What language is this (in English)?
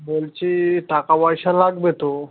Bangla